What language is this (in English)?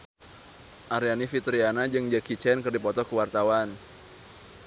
Sundanese